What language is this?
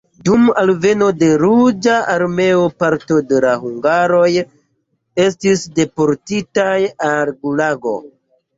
Esperanto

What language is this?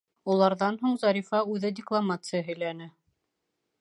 Bashkir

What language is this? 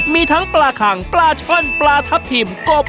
Thai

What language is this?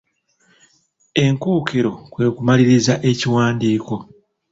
Ganda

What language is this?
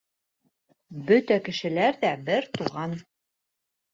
Bashkir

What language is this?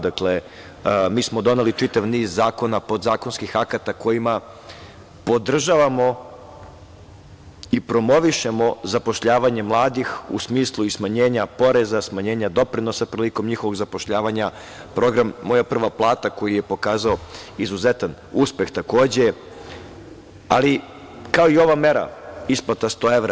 Serbian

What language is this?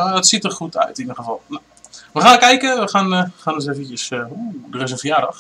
Dutch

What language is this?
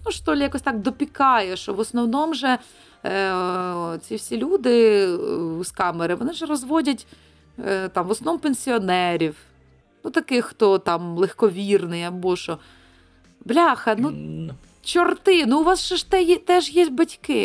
Ukrainian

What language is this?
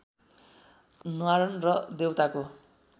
Nepali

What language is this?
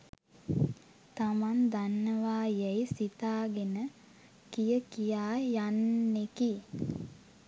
Sinhala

